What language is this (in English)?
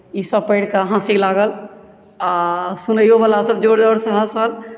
Maithili